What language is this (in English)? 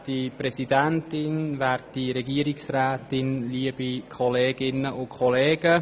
Swiss German